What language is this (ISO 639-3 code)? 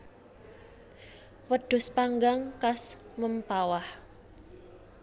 jav